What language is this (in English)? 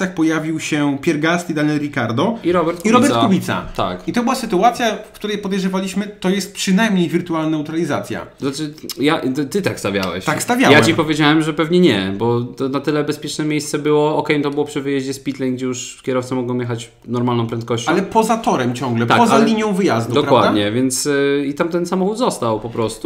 Polish